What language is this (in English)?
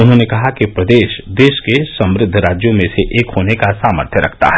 Hindi